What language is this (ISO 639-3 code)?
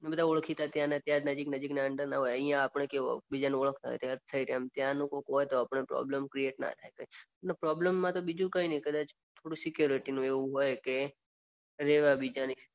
guj